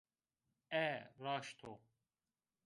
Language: Zaza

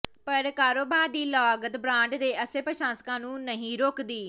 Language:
Punjabi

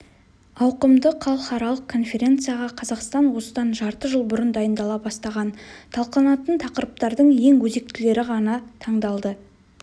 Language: Kazakh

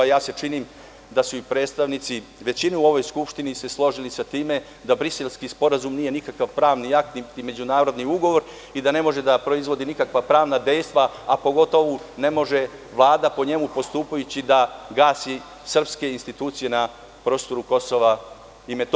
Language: Serbian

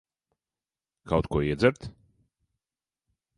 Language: Latvian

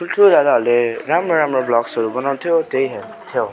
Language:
Nepali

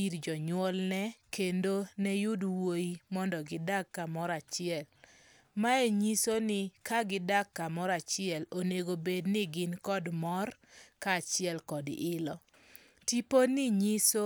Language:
Luo (Kenya and Tanzania)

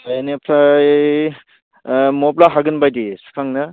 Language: Bodo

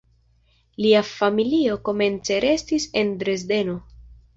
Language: Esperanto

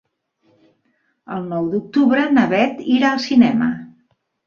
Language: Catalan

